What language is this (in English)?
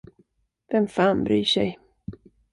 Swedish